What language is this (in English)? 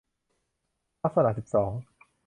Thai